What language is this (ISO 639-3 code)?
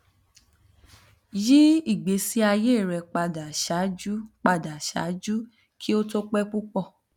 yor